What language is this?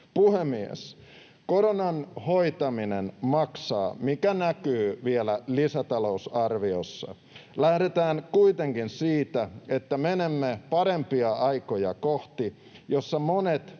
Finnish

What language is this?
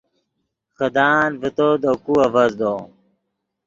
Yidgha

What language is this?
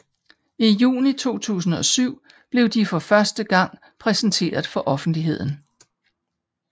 Danish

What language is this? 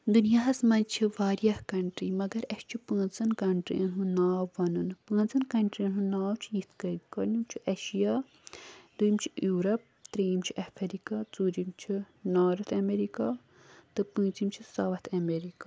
Kashmiri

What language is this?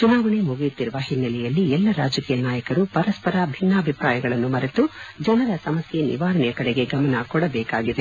Kannada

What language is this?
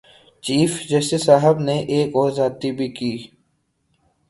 Urdu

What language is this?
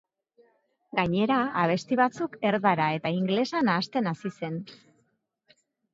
Basque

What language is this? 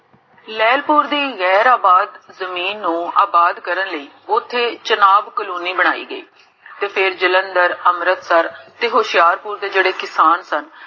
Punjabi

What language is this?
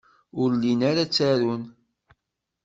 Kabyle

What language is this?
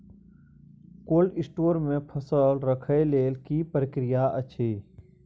Maithili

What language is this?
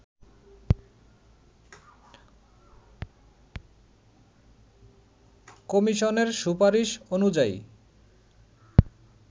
Bangla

